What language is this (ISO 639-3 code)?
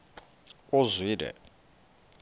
xho